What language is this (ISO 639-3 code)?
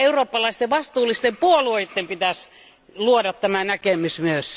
fin